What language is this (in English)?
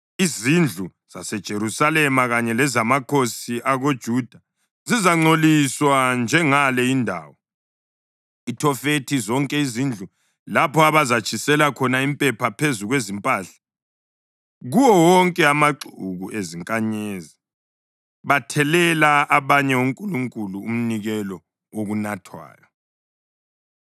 North Ndebele